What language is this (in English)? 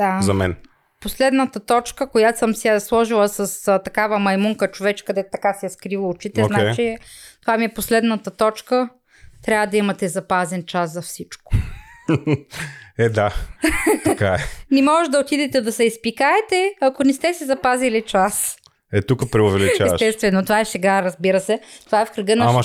Bulgarian